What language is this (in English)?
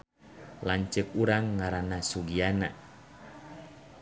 Sundanese